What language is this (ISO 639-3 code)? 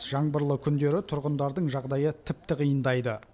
kaz